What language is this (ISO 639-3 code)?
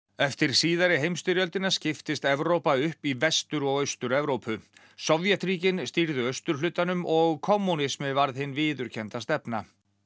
isl